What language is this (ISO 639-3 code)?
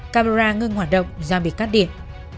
vie